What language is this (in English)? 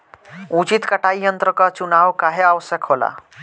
Bhojpuri